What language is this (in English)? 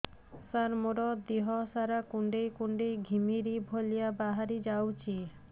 Odia